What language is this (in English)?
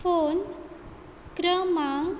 Konkani